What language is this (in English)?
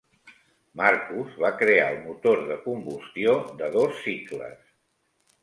Catalan